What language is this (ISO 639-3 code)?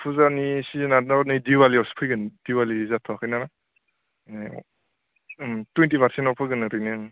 brx